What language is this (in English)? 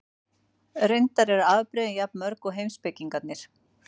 Icelandic